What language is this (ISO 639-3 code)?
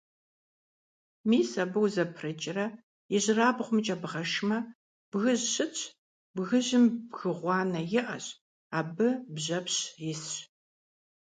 kbd